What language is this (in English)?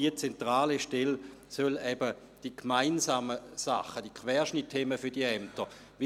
Swiss German